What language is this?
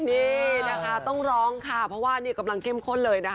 Thai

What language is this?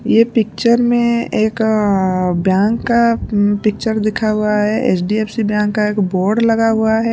Hindi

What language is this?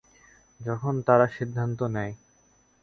Bangla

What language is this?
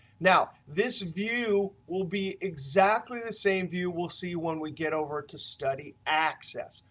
English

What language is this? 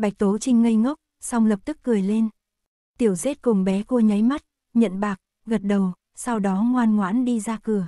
Vietnamese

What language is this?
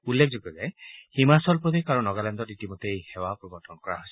Assamese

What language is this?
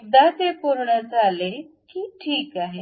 Marathi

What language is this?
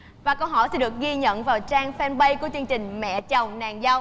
Vietnamese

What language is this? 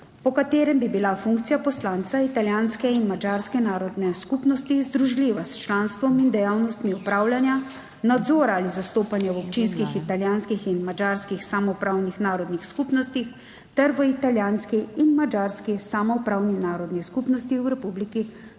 Slovenian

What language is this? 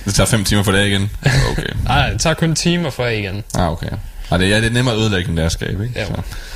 Danish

